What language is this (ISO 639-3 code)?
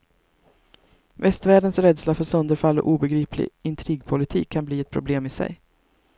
swe